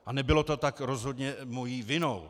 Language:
Czech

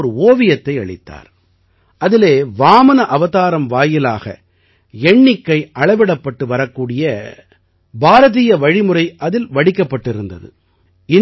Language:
Tamil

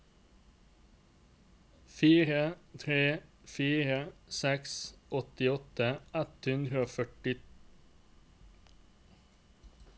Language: Norwegian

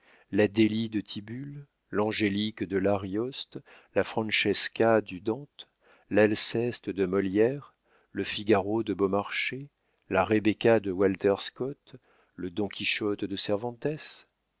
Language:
French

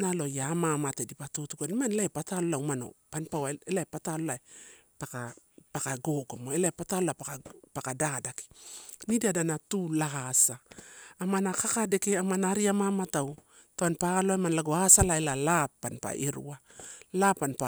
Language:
Torau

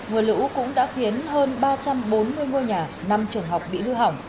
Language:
Vietnamese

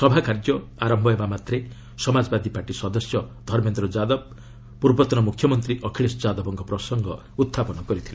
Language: Odia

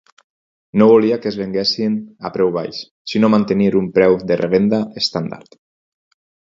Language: Catalan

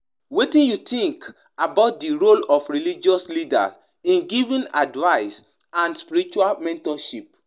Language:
Nigerian Pidgin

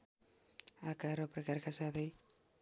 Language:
Nepali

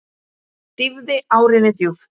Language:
Icelandic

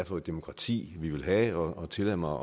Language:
Danish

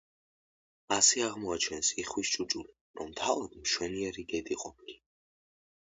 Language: Georgian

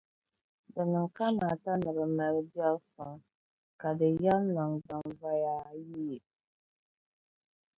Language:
Dagbani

